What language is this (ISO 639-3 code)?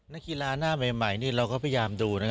tha